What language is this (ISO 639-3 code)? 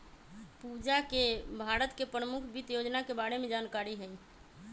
mag